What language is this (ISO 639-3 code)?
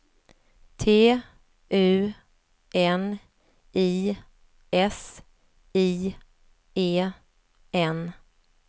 swe